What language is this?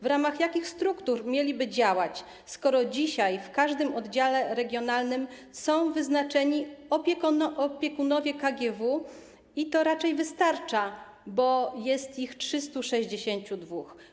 Polish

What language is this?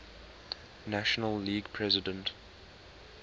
English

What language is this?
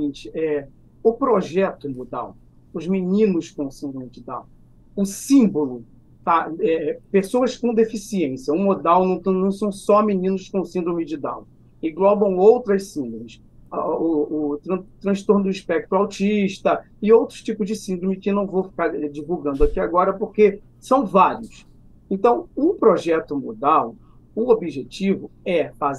Portuguese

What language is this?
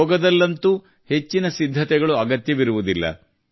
Kannada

